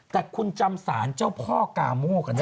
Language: Thai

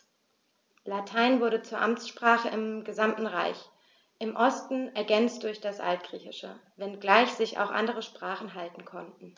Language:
German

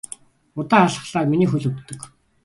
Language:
Mongolian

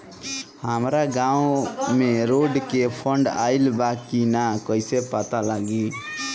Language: Bhojpuri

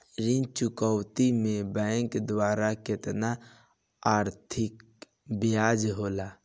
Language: Bhojpuri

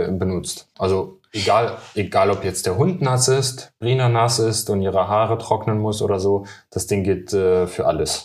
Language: German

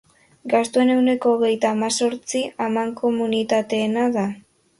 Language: Basque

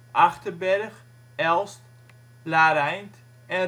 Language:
Dutch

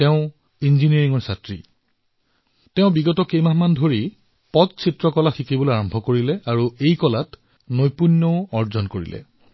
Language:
Assamese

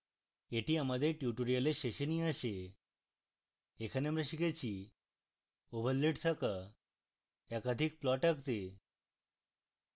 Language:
Bangla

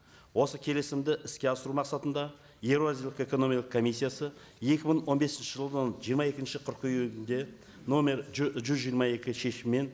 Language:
Kazakh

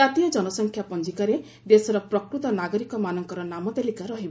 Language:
Odia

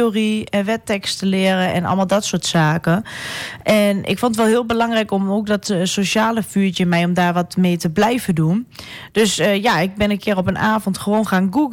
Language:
Dutch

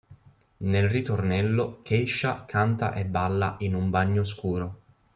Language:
Italian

